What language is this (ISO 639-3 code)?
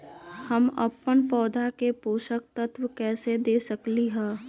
mag